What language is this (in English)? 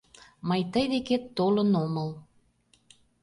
Mari